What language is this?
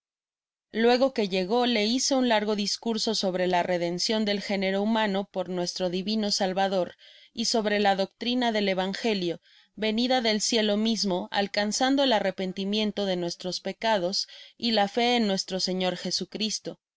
Spanish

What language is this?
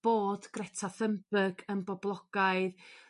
Welsh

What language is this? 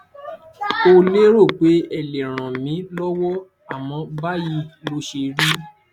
Yoruba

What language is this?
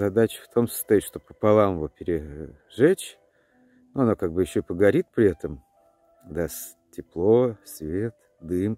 Russian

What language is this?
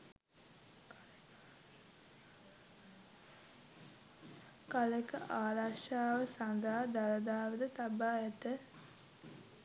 Sinhala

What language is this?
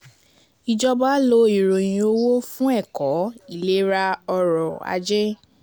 Yoruba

